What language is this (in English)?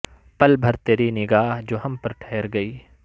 Urdu